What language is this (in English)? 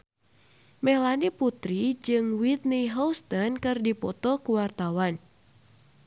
Sundanese